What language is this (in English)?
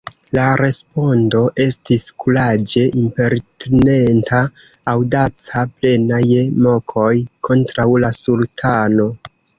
Esperanto